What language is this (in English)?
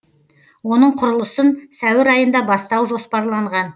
Kazakh